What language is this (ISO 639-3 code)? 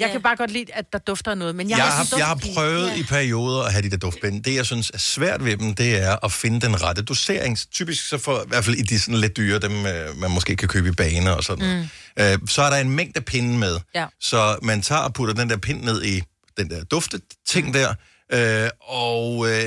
dan